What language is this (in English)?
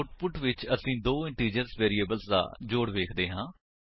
Punjabi